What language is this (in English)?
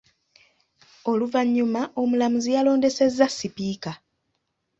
Ganda